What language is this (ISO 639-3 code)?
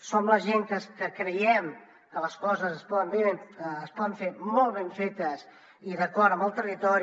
cat